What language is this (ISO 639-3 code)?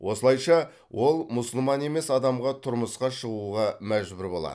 kaz